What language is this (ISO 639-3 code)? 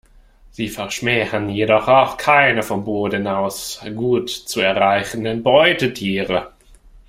deu